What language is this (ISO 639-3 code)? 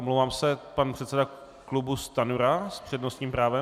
ces